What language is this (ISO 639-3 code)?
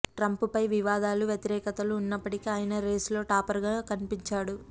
tel